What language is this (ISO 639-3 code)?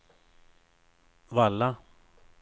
swe